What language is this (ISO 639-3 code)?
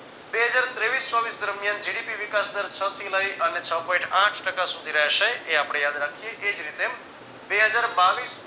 guj